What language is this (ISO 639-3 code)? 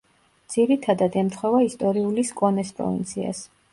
kat